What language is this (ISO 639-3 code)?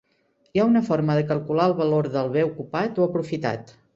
cat